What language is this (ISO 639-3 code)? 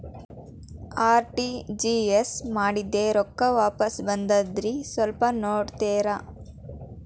kan